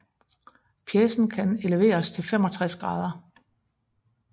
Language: Danish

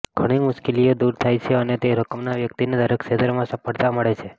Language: Gujarati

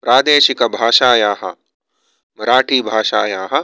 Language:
Sanskrit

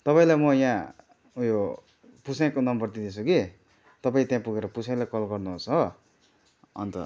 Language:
Nepali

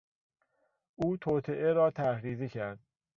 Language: Persian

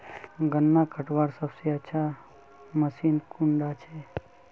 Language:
Magahi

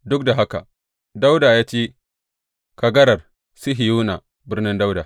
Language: Hausa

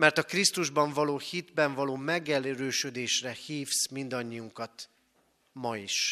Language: Hungarian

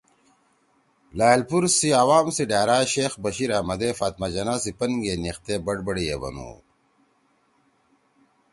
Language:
Torwali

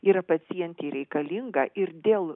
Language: Lithuanian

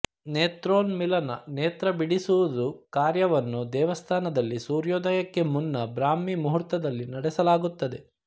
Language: Kannada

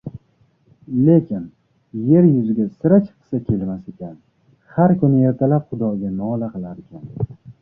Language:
Uzbek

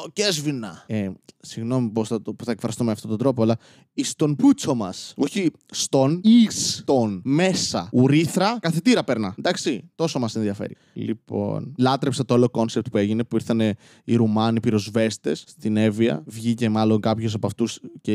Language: Greek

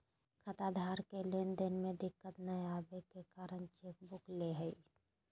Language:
Magahi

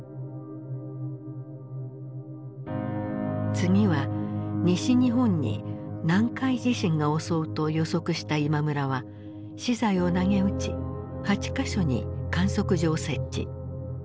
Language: Japanese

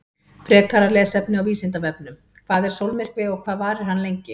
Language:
Icelandic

